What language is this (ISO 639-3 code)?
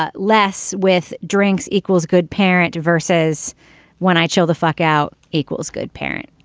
eng